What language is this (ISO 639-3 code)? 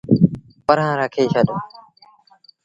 sbn